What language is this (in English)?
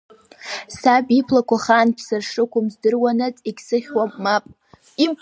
Abkhazian